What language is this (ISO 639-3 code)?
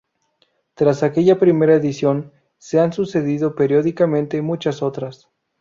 spa